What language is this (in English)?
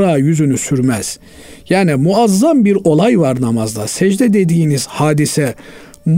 Turkish